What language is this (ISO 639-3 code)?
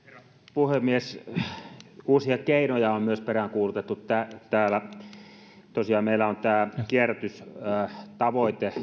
fin